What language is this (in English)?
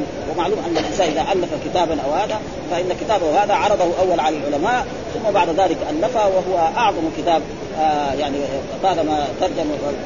Arabic